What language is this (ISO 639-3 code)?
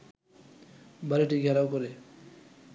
ben